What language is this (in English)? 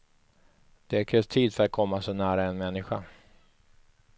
Swedish